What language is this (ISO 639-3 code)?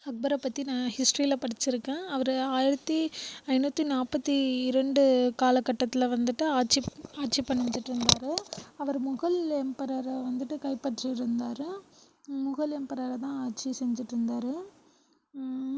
tam